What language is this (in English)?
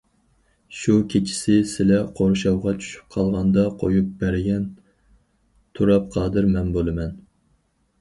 Uyghur